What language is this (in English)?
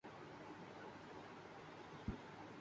Urdu